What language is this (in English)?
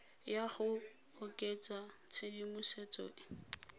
Tswana